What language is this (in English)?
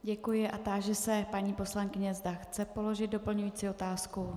Czech